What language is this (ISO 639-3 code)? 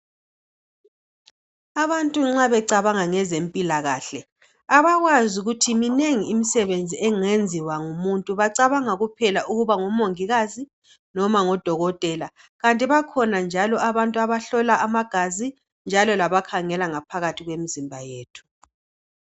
nde